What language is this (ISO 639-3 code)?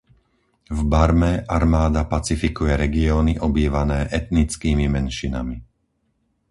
slk